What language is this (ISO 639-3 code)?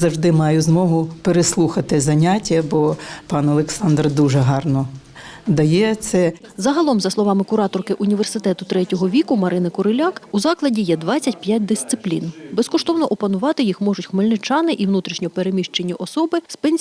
ukr